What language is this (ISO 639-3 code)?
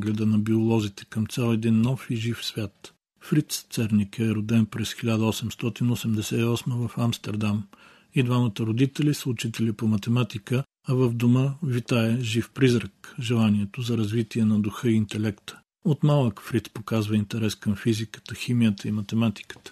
bul